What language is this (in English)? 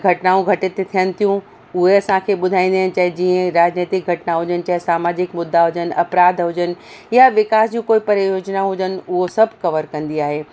Sindhi